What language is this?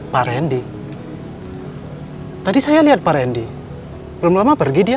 Indonesian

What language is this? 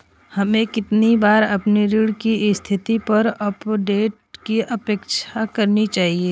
Hindi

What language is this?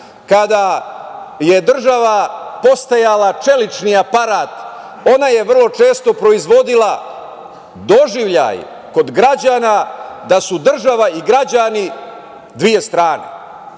Serbian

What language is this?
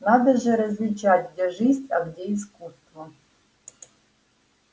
Russian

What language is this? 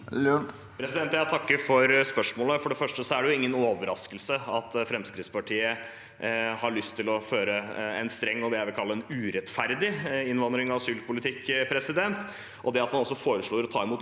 Norwegian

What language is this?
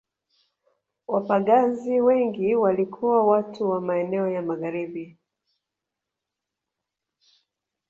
Swahili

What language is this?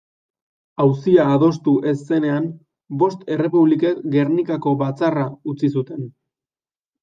Basque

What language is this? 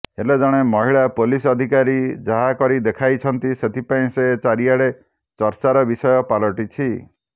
Odia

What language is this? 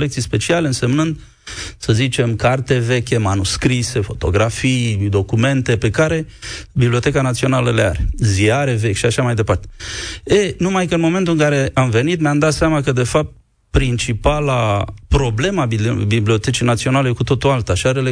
Romanian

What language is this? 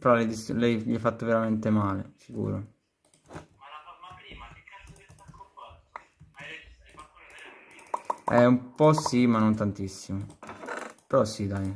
Italian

